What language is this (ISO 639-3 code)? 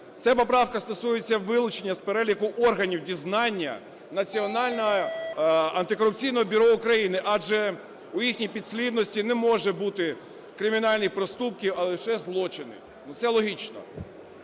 ukr